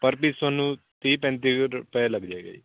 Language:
Punjabi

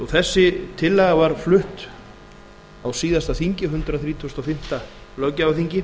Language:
Icelandic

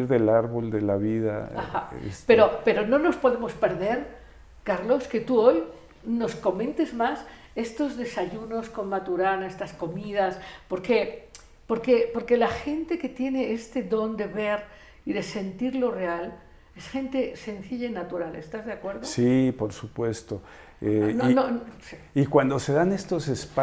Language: Spanish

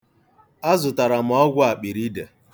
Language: Igbo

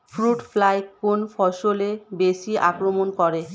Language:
Bangla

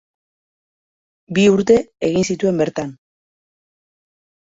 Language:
Basque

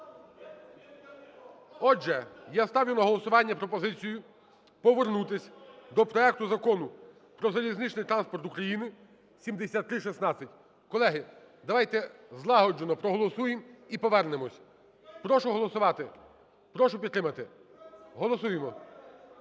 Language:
Ukrainian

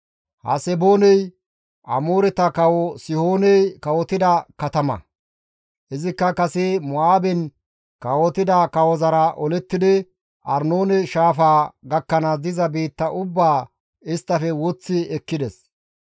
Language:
Gamo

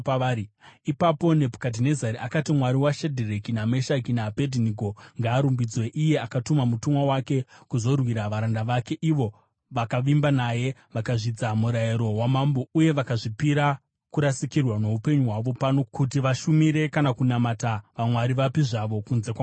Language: Shona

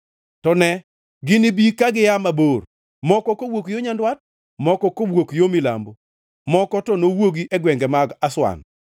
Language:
Luo (Kenya and Tanzania)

